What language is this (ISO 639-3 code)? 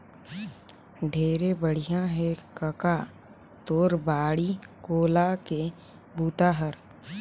hne